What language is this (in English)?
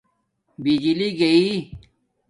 Domaaki